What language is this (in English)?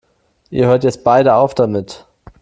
German